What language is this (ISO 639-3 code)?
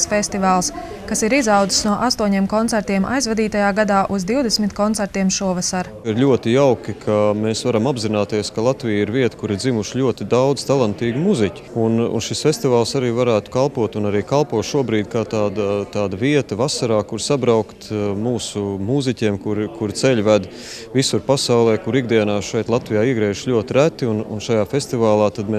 lav